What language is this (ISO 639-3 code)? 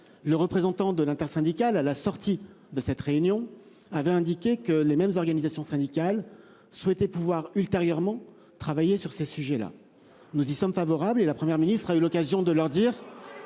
fra